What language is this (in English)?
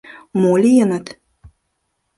Mari